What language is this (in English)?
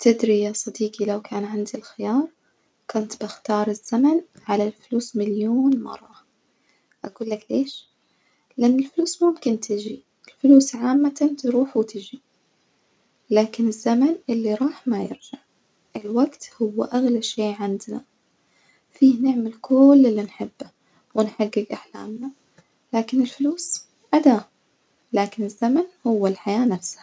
Najdi Arabic